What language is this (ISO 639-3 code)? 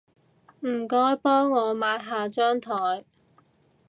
yue